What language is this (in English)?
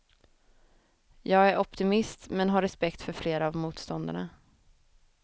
Swedish